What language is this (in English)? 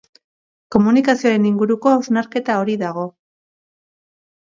Basque